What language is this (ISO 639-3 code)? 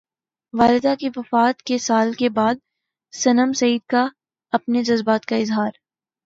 urd